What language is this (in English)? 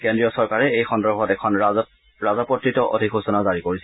Assamese